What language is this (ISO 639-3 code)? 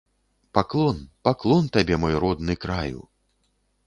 bel